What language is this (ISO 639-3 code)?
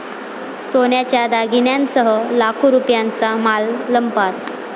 mar